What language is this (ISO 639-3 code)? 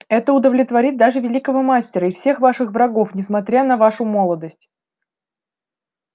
rus